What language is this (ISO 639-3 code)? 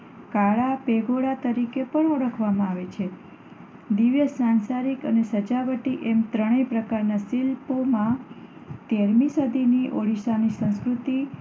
guj